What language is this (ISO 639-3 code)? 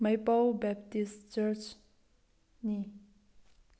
mni